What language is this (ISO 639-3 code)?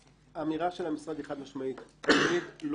heb